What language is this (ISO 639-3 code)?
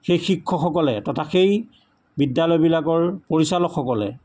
asm